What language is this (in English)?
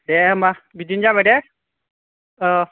Bodo